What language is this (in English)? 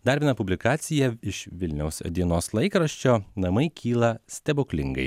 Lithuanian